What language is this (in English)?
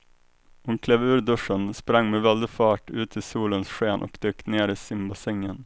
Swedish